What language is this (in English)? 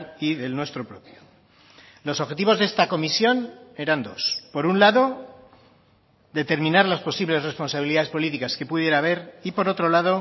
Spanish